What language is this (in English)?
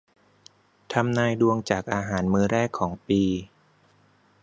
Thai